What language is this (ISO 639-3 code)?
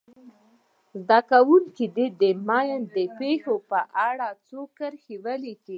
pus